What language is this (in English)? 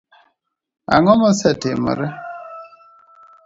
Luo (Kenya and Tanzania)